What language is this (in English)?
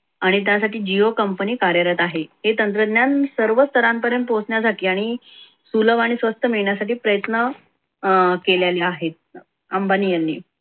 Marathi